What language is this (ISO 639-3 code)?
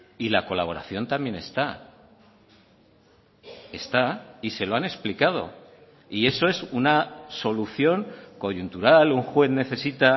spa